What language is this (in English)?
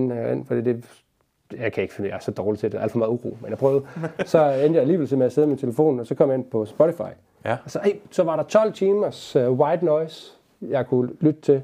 Danish